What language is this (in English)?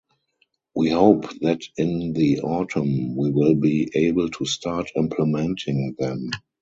English